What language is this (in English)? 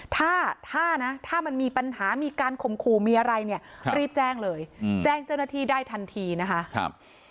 Thai